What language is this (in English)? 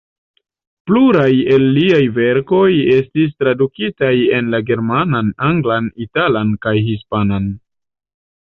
Esperanto